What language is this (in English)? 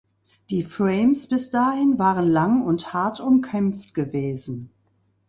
German